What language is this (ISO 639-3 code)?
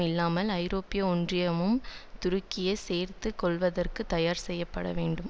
tam